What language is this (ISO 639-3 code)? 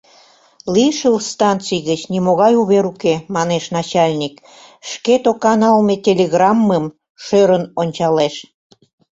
chm